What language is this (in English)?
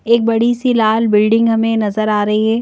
Hindi